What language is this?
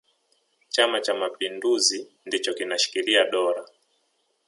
Swahili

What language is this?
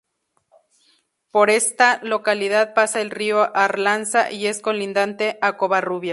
Spanish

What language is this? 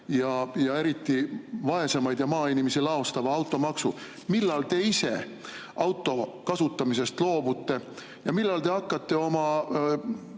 Estonian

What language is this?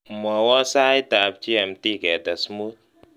Kalenjin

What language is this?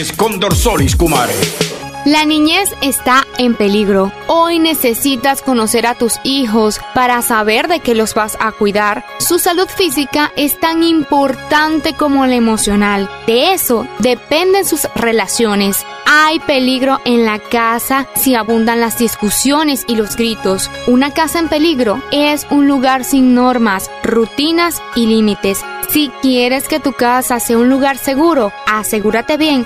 Spanish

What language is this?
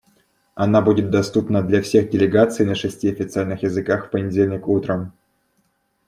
Russian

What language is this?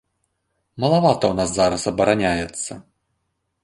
Belarusian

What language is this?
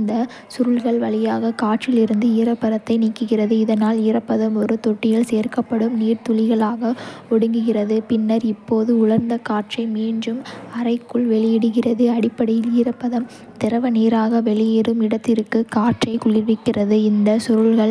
Kota (India)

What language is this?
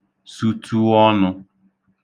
Igbo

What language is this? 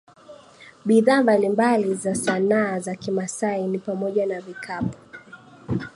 Swahili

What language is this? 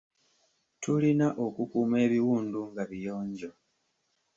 Ganda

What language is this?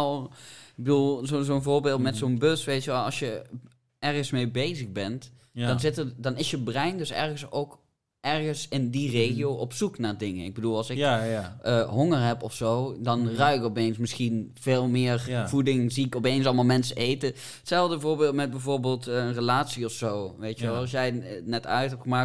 Dutch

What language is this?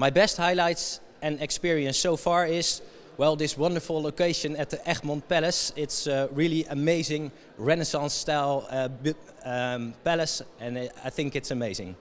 English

